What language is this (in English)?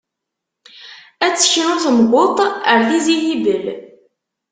Kabyle